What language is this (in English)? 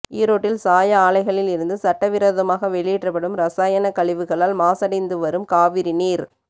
Tamil